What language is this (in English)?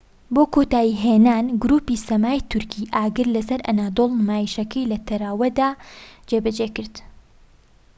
Central Kurdish